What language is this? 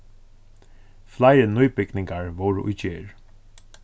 Faroese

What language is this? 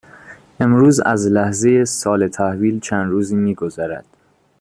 Persian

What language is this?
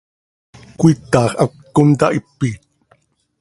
Seri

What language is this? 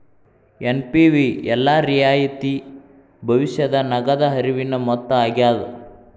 Kannada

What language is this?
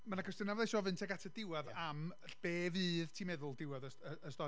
Welsh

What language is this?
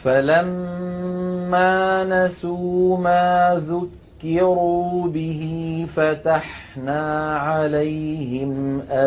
Arabic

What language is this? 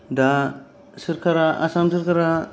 Bodo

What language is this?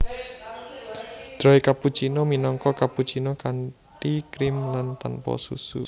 Javanese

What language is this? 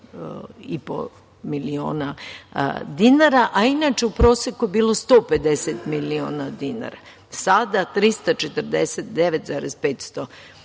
Serbian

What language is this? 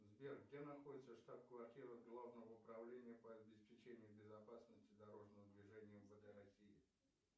Russian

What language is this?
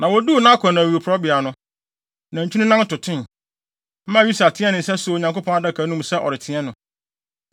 Akan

